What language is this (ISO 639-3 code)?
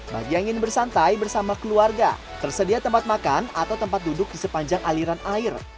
ind